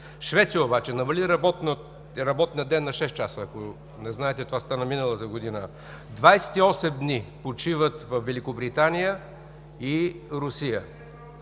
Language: Bulgarian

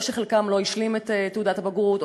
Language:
Hebrew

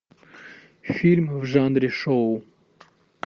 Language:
Russian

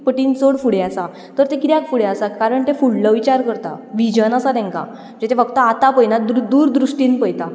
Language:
Konkani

